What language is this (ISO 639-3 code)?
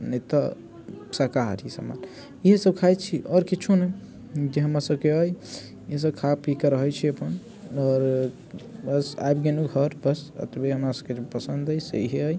mai